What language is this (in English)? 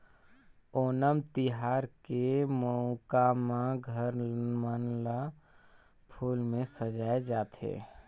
Chhattisgarhi